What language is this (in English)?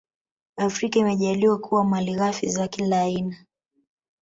Swahili